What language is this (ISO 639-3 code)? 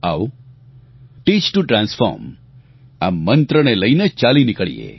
guj